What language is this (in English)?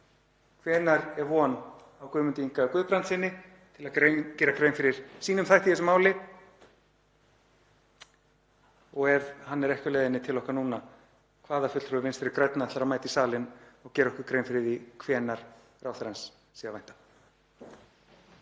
Icelandic